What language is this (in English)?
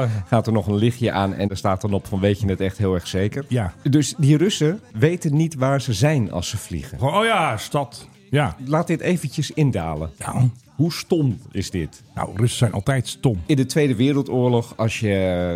Dutch